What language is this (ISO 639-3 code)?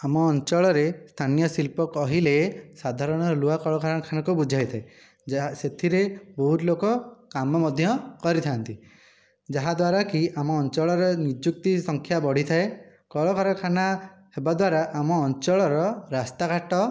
ori